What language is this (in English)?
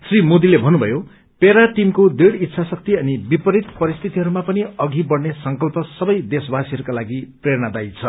Nepali